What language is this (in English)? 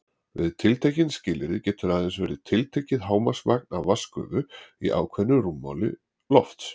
Icelandic